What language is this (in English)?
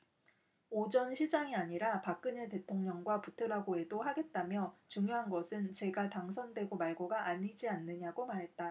Korean